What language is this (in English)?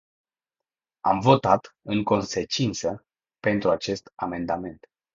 Romanian